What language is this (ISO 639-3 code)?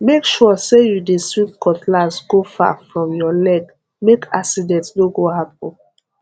pcm